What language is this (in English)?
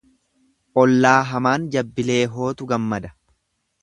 Oromo